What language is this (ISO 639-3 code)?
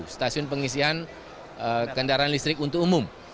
ind